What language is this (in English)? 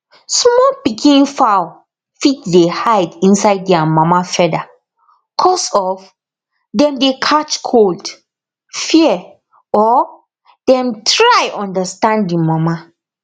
Nigerian Pidgin